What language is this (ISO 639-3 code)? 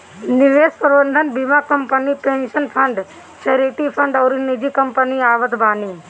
bho